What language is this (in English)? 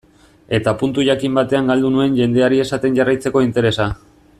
Basque